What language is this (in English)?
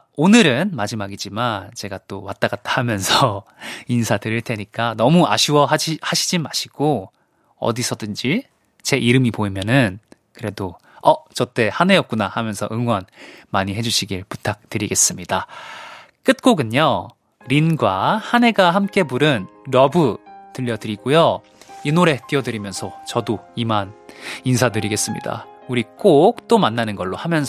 Korean